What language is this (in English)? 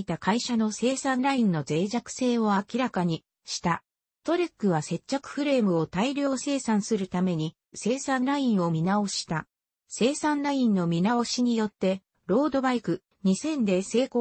Japanese